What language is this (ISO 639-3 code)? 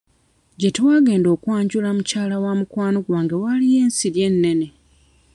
lug